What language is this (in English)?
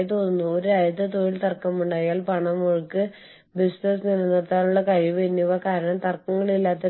Malayalam